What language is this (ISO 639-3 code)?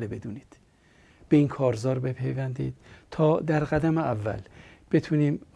fas